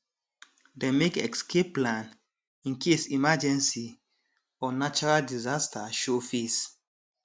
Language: Nigerian Pidgin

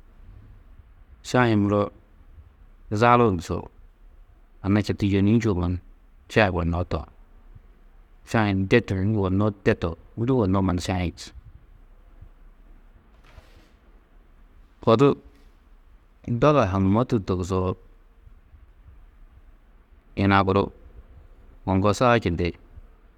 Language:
Tedaga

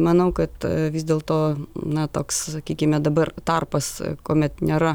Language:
Lithuanian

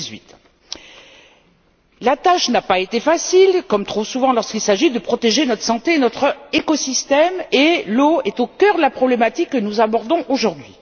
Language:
French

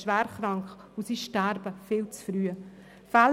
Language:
Swiss German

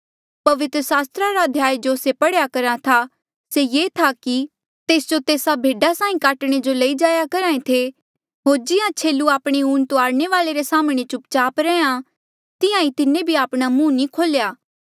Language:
Mandeali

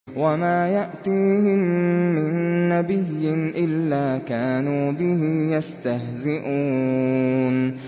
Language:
Arabic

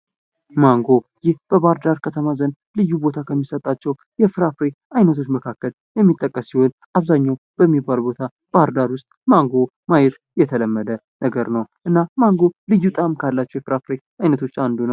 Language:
Amharic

